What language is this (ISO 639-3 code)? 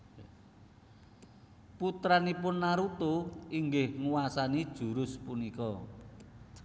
jav